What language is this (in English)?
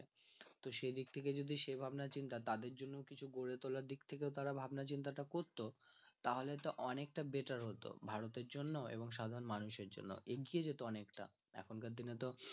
Bangla